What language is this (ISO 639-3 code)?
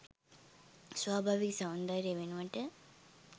sin